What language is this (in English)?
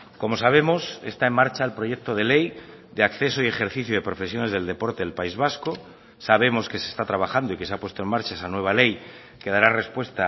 Spanish